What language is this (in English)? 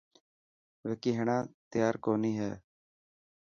Dhatki